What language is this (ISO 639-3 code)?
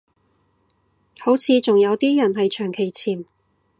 yue